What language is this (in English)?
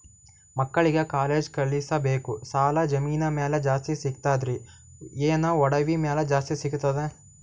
Kannada